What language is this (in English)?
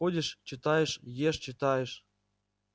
Russian